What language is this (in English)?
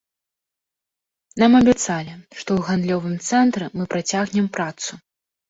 Belarusian